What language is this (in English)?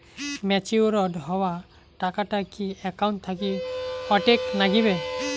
Bangla